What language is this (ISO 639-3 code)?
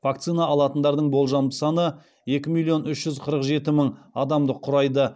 kaz